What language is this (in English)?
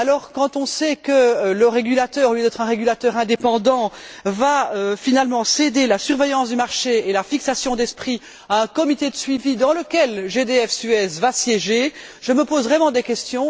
French